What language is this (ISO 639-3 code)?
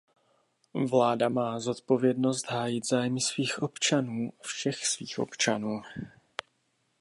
ces